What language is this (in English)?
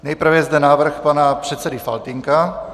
Czech